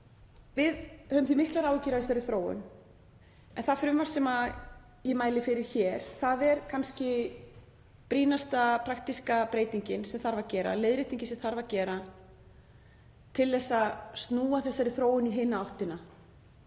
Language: Icelandic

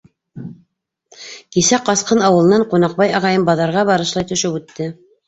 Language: Bashkir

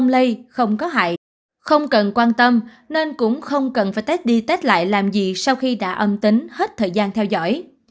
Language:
Vietnamese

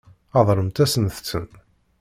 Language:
Kabyle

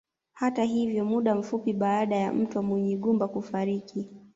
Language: Swahili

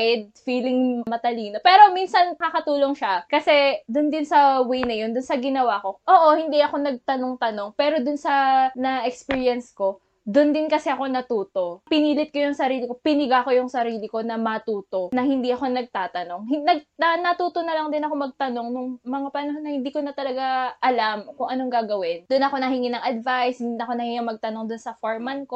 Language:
Filipino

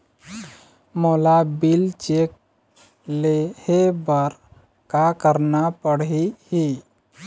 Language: Chhattisgarhi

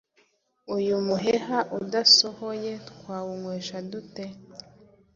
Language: Kinyarwanda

